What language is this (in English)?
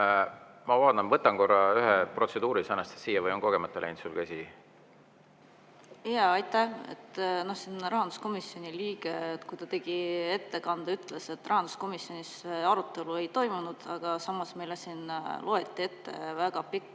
Estonian